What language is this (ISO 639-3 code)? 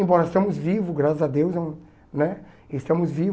por